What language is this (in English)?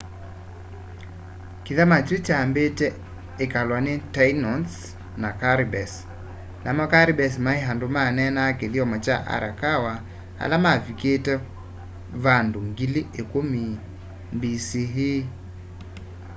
Kamba